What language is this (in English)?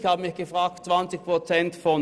Swiss German